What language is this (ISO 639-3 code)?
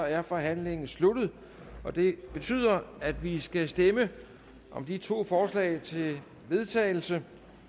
dan